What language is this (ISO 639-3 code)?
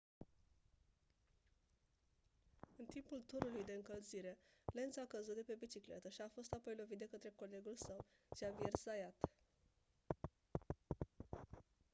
ron